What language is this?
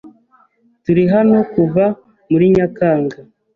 Kinyarwanda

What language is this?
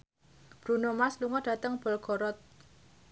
Javanese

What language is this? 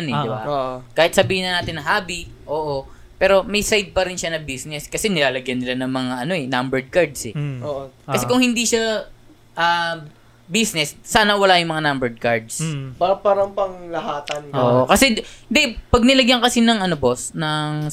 Filipino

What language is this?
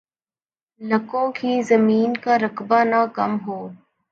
Urdu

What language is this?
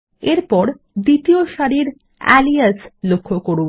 Bangla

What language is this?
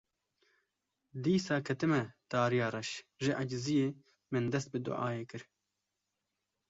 Kurdish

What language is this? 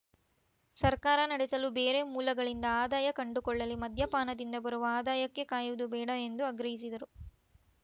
Kannada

